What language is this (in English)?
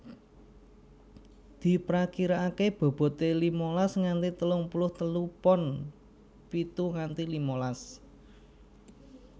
Javanese